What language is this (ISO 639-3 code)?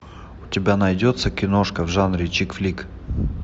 rus